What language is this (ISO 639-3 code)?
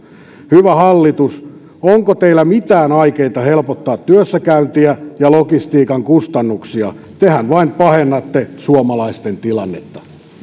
fin